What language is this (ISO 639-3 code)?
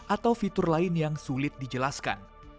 ind